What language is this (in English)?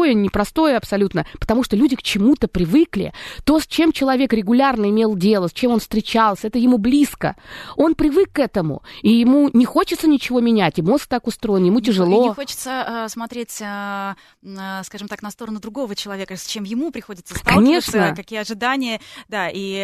Russian